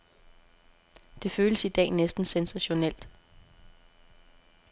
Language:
Danish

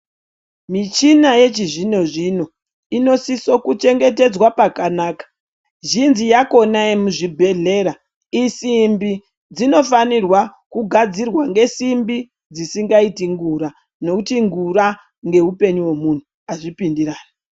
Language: Ndau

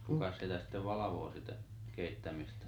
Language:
Finnish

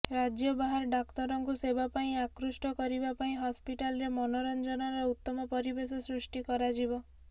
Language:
Odia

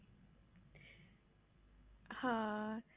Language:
Punjabi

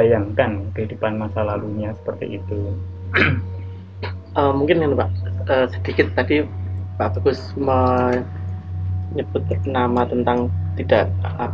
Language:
Indonesian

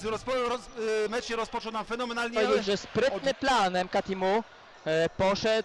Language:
Polish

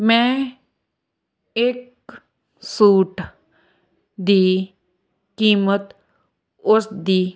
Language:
Punjabi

